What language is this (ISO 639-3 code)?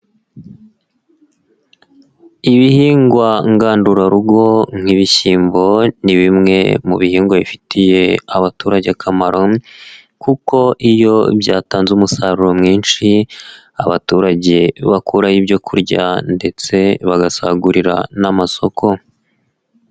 kin